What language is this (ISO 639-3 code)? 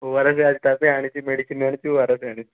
ori